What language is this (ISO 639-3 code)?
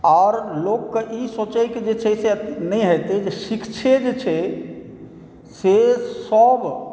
mai